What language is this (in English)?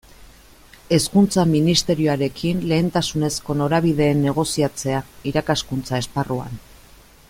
Basque